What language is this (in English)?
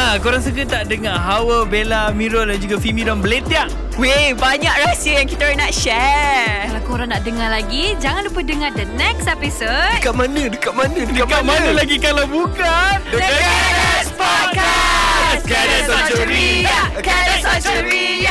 Malay